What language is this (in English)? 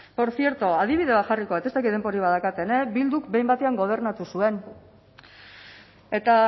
Basque